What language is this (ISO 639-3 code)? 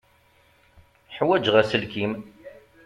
kab